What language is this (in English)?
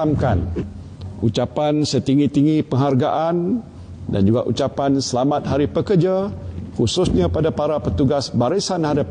Malay